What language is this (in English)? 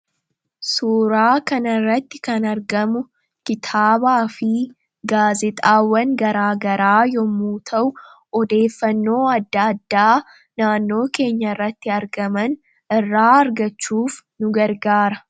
Oromo